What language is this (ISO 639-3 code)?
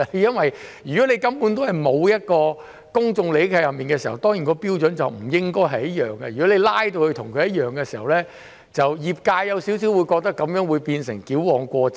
yue